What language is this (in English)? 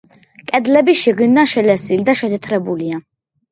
Georgian